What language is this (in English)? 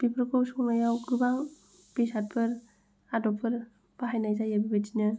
Bodo